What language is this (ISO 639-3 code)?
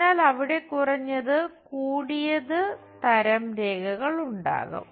mal